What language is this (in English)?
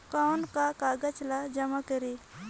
Chhattisgarhi